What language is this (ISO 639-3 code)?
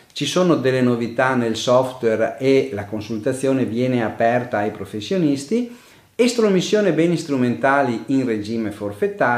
ita